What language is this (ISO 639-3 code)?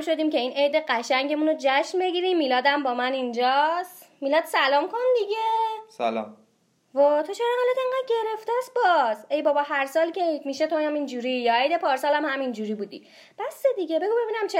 fas